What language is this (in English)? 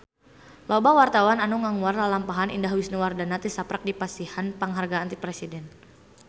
Sundanese